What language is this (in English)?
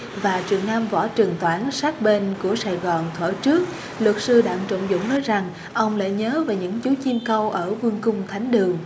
Vietnamese